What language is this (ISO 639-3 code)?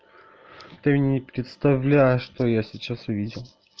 rus